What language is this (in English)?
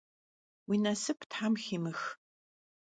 Kabardian